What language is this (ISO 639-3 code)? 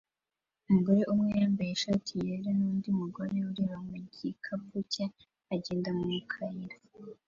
kin